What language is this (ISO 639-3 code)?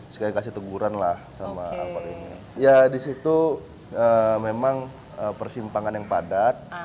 ind